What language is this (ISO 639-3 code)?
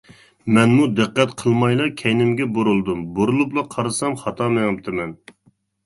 uig